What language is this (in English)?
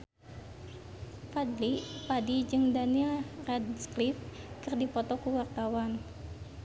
Sundanese